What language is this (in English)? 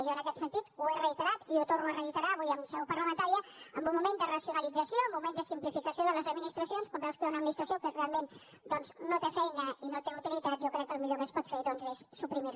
Catalan